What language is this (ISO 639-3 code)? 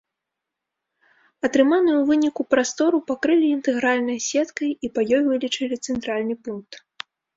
bel